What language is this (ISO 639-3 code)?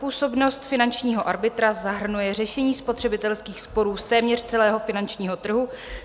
ces